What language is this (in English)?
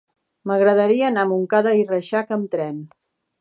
Catalan